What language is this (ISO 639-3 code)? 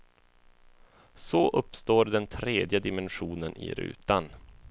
swe